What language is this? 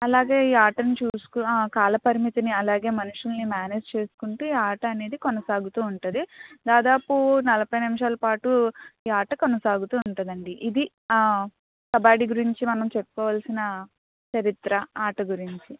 Telugu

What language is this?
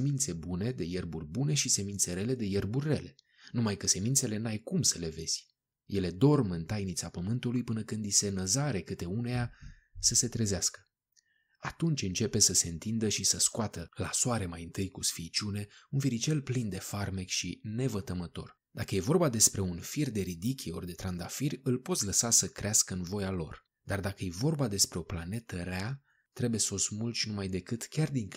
Romanian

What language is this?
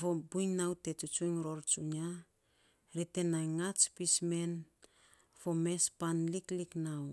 Saposa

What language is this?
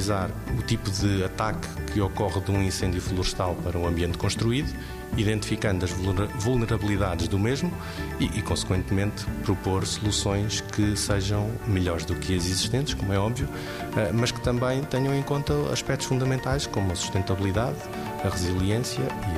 Portuguese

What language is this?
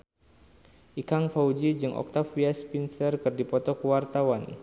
Sundanese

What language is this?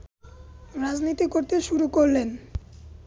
Bangla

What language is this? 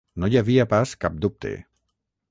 Catalan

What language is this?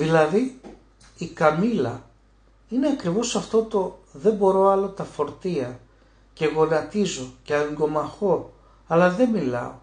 Greek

